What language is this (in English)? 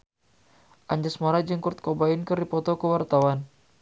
Sundanese